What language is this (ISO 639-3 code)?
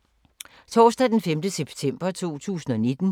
dan